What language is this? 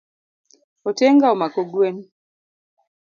Luo (Kenya and Tanzania)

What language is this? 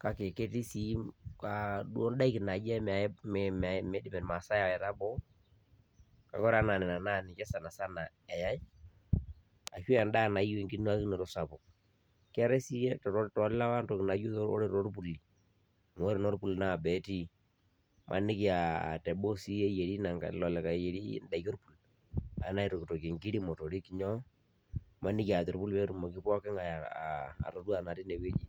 Masai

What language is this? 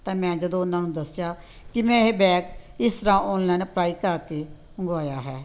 Punjabi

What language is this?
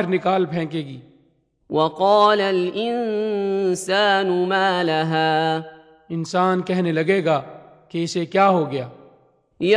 Urdu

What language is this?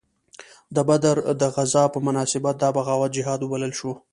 Pashto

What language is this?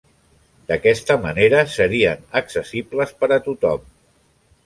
Catalan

